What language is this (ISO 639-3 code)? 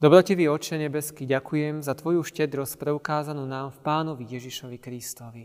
slk